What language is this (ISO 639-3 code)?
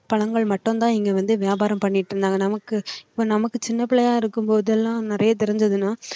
tam